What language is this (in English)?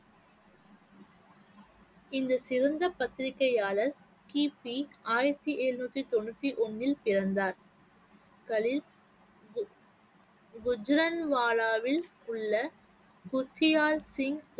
Tamil